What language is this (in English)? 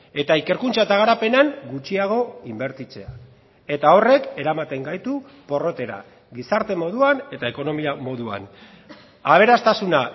Basque